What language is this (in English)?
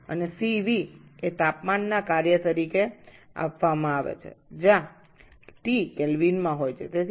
Bangla